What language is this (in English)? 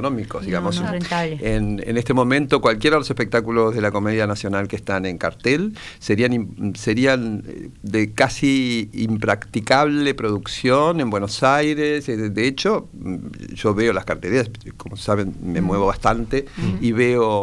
Spanish